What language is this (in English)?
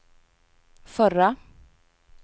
Swedish